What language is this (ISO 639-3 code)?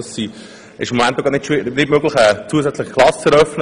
gsw